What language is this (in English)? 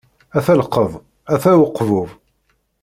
Kabyle